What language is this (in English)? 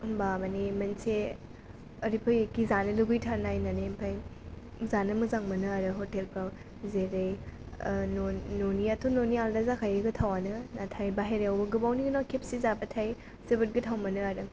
Bodo